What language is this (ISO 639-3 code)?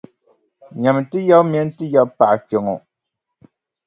dag